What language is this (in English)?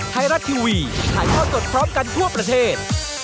Thai